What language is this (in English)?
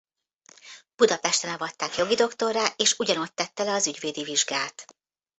Hungarian